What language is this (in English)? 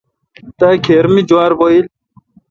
Kalkoti